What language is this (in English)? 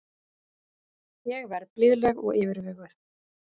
Icelandic